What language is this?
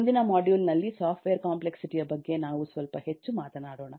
Kannada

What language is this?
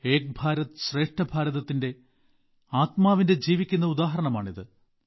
Malayalam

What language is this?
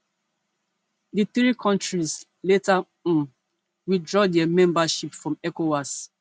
Nigerian Pidgin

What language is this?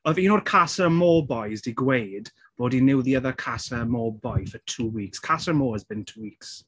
Welsh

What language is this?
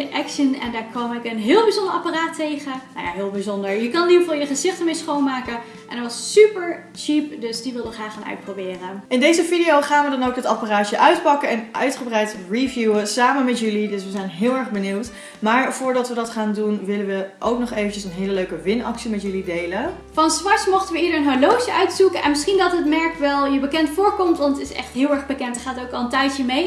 Dutch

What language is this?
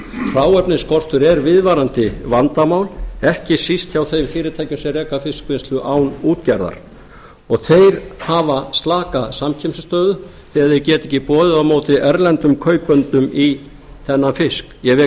Icelandic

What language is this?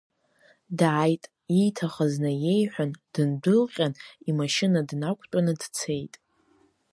Abkhazian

